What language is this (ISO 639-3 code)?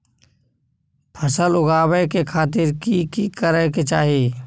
mai